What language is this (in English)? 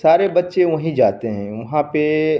Hindi